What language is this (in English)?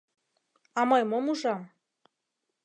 Mari